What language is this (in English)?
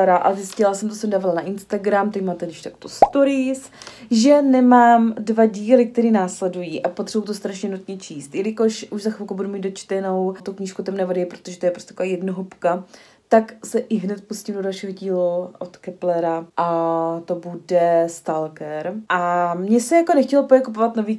Czech